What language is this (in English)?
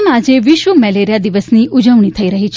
Gujarati